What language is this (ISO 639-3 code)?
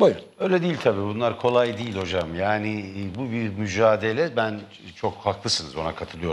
tur